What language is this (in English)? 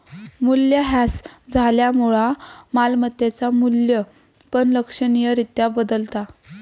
Marathi